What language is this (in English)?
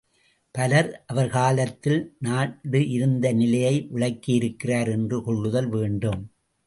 Tamil